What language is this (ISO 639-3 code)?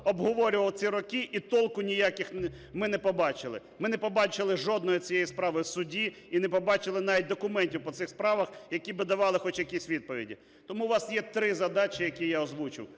ukr